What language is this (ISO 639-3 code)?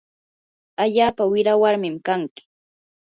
qur